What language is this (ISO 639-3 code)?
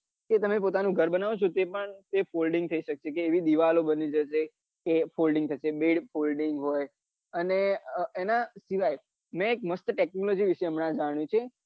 guj